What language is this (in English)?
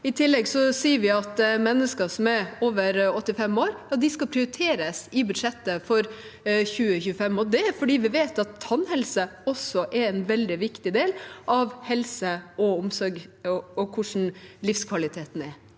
Norwegian